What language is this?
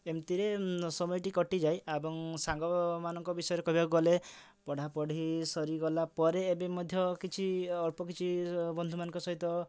Odia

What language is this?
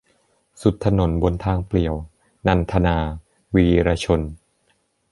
Thai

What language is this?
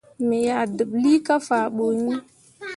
Mundang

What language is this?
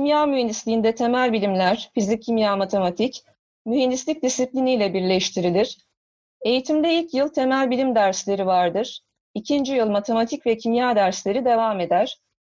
Turkish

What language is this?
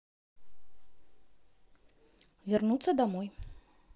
Russian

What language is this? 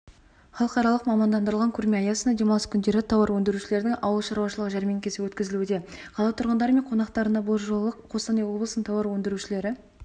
Kazakh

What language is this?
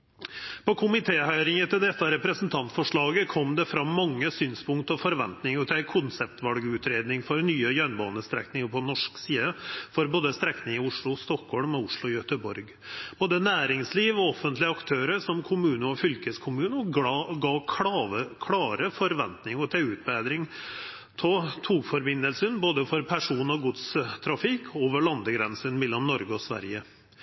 Norwegian Nynorsk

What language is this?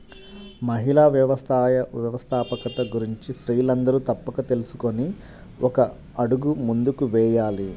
Telugu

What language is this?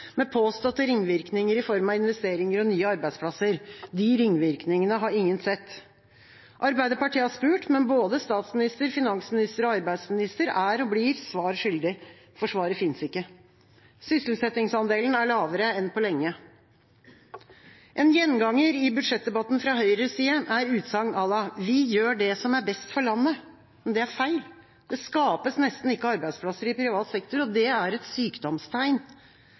Norwegian Bokmål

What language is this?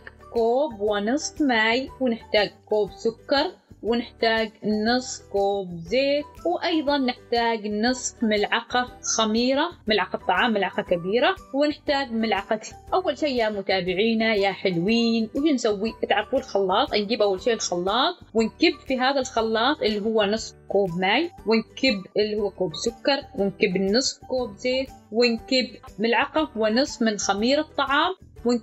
Arabic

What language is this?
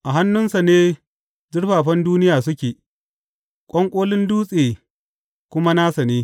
Hausa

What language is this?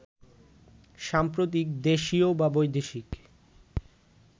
Bangla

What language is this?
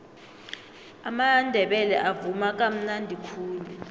South Ndebele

